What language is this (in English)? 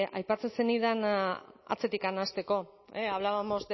Basque